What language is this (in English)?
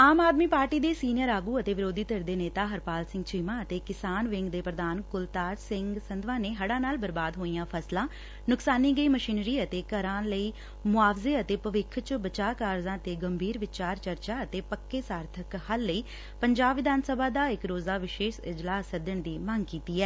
Punjabi